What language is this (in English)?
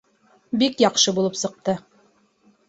Bashkir